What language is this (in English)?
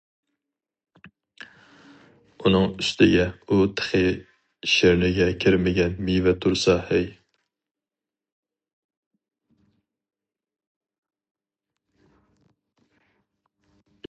Uyghur